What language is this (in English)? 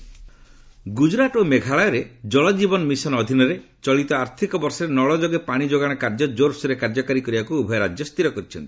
Odia